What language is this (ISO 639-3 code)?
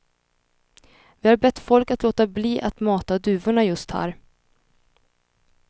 swe